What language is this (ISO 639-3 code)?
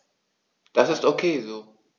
deu